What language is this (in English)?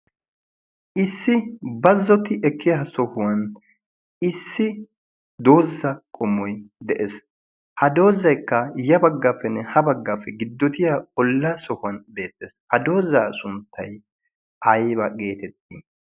Wolaytta